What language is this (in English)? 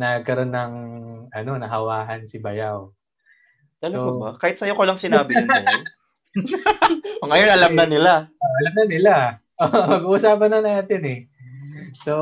Filipino